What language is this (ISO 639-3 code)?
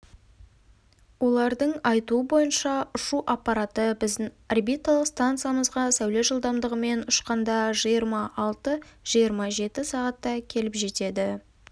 kaz